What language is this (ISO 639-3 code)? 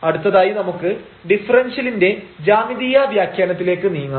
mal